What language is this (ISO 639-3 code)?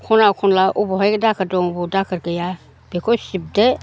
brx